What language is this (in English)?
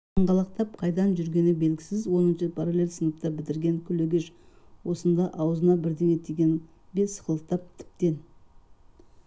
Kazakh